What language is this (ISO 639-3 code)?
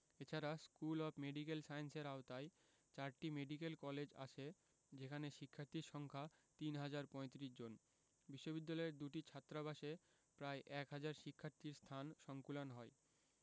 ben